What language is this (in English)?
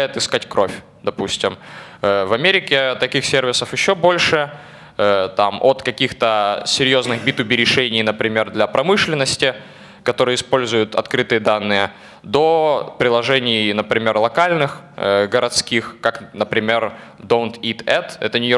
Russian